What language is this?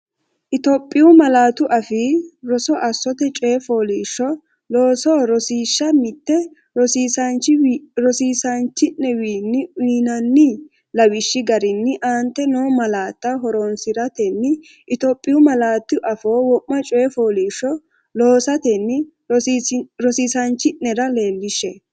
Sidamo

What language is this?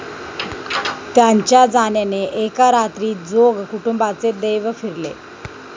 Marathi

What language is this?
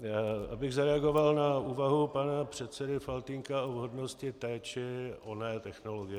Czech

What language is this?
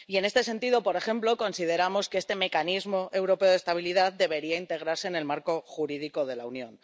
Spanish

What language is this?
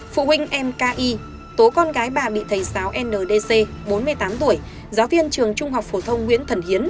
Vietnamese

